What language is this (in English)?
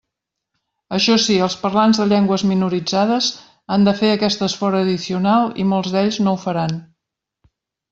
Catalan